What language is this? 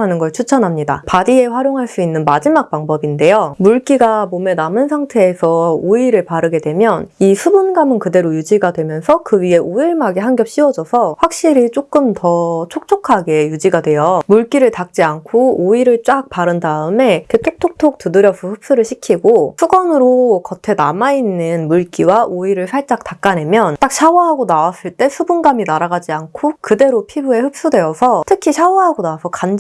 Korean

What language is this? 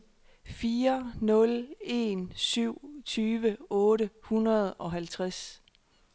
Danish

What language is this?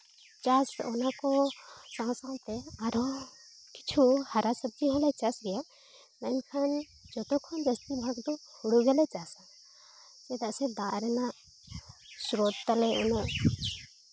Santali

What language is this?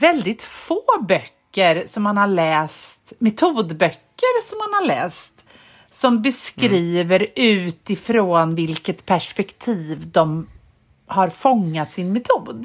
Swedish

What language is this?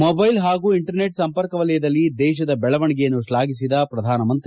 Kannada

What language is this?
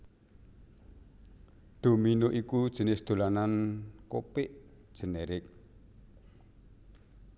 Javanese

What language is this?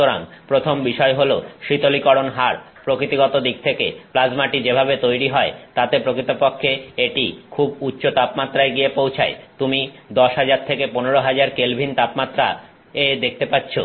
Bangla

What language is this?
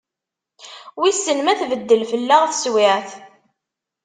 Kabyle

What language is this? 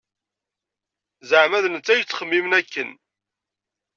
Kabyle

